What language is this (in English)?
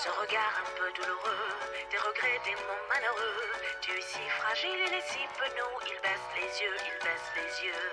French